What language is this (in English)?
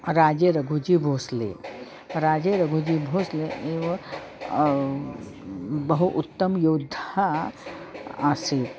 Sanskrit